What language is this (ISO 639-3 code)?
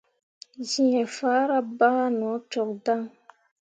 mua